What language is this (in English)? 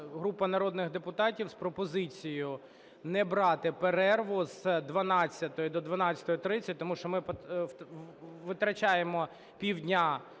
Ukrainian